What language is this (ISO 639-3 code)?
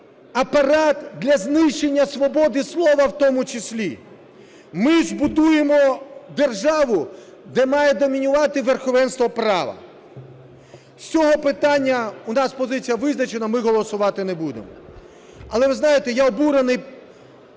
ukr